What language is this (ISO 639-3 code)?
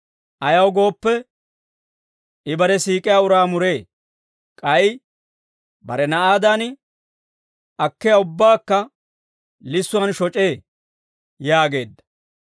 dwr